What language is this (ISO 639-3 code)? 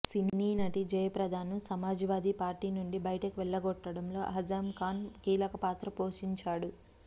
tel